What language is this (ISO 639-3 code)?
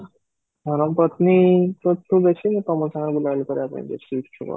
ori